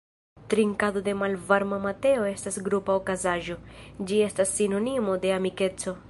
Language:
Esperanto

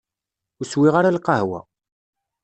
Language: Kabyle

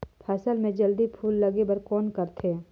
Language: Chhattisgarhi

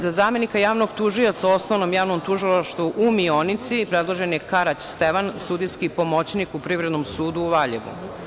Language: Serbian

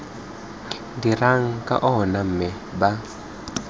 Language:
Tswana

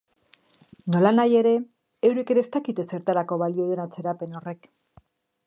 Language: Basque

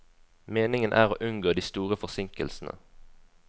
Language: Norwegian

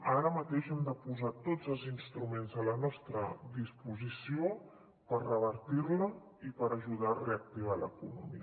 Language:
Catalan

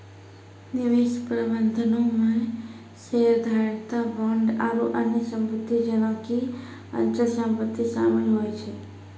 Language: Maithili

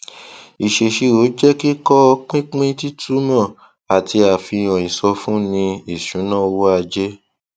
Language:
Yoruba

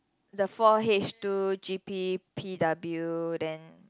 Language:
English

